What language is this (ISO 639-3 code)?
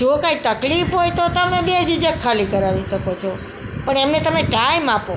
guj